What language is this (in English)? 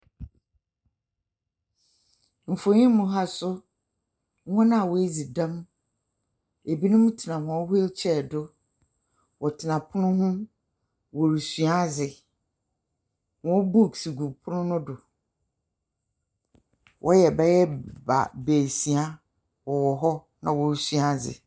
Akan